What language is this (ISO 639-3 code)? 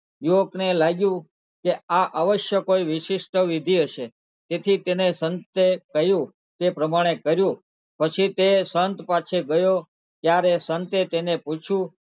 guj